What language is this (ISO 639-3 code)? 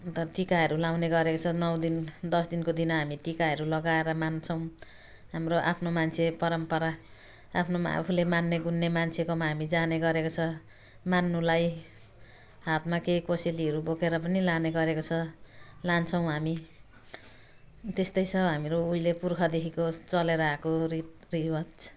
nep